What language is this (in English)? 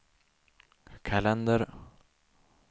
Swedish